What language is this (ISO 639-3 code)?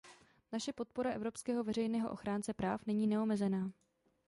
ces